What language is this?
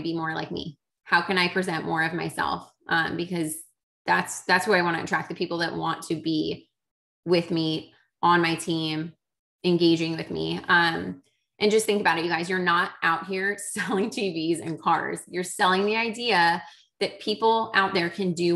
English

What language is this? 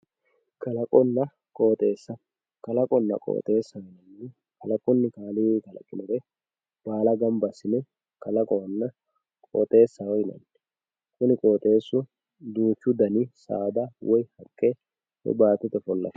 Sidamo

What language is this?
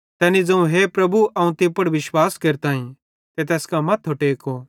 Bhadrawahi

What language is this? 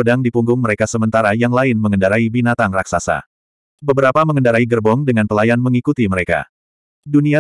Indonesian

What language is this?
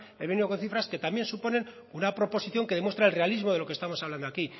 Spanish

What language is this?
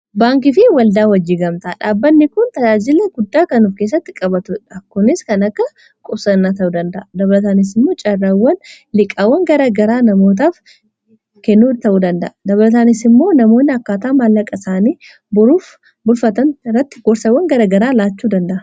Oromo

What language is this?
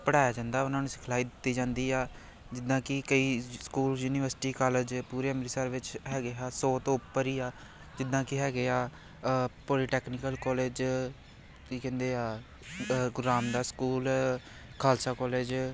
Punjabi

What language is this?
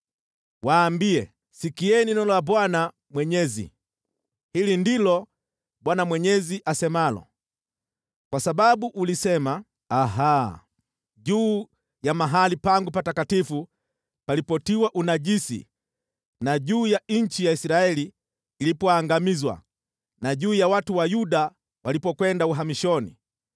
Swahili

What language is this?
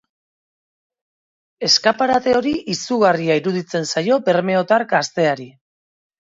Basque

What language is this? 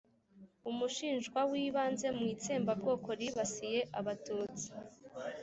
Kinyarwanda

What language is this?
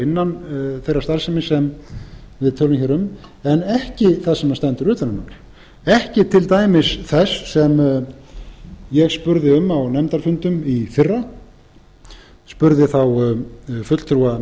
Icelandic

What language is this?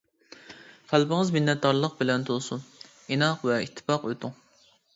Uyghur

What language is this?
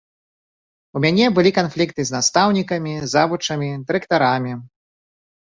Belarusian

